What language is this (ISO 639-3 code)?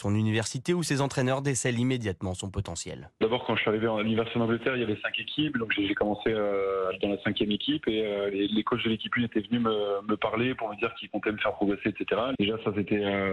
fra